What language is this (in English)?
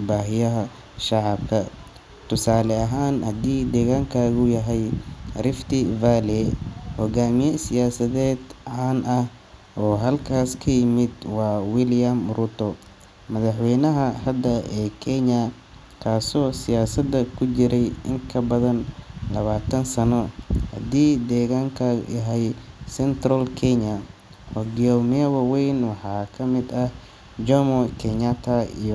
Somali